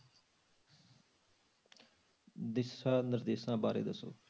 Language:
Punjabi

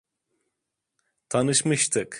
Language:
Turkish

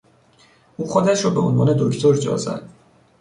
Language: Persian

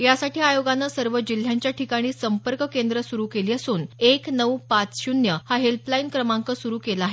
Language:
Marathi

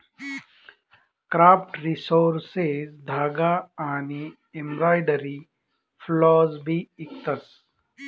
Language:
Marathi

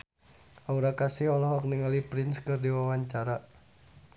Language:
Sundanese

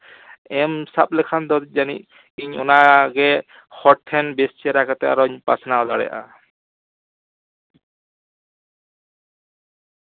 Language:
Santali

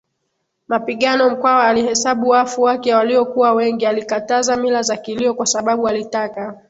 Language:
Swahili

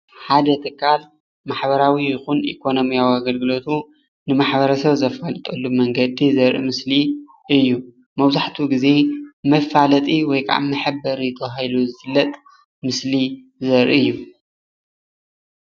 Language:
Tigrinya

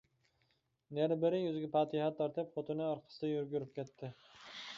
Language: Uyghur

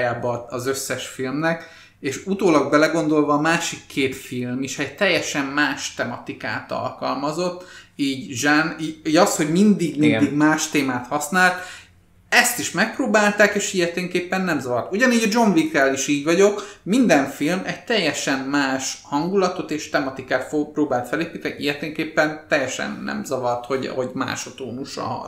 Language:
Hungarian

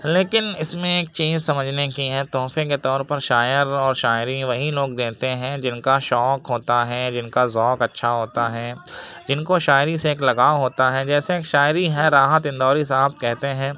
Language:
Urdu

